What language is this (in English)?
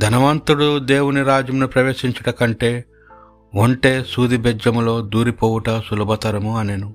Telugu